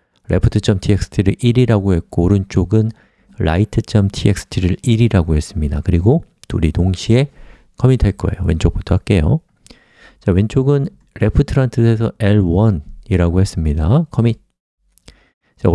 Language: Korean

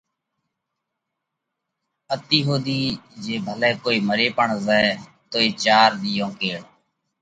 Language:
Parkari Koli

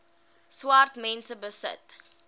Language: Afrikaans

